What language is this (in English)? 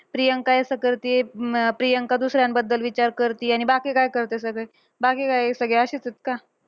Marathi